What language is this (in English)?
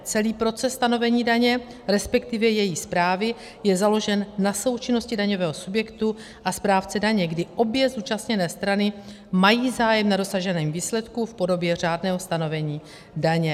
Czech